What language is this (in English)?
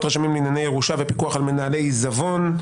Hebrew